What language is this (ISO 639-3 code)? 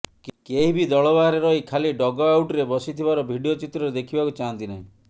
ori